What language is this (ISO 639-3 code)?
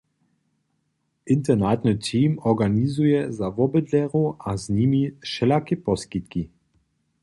hsb